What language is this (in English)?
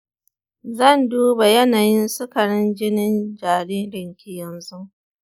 Hausa